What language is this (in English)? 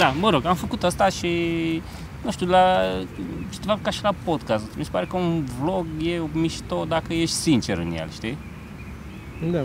Romanian